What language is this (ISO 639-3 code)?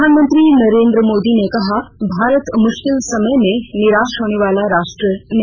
hin